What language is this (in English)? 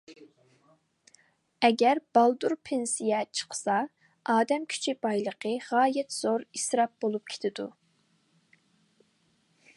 Uyghur